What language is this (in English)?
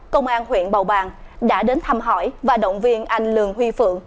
Vietnamese